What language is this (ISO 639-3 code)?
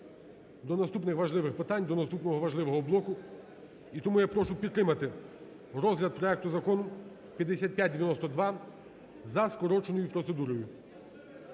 ukr